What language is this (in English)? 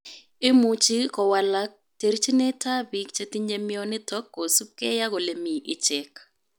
Kalenjin